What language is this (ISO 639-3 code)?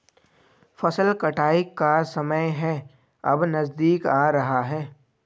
hin